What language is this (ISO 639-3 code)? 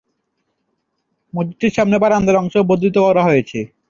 ben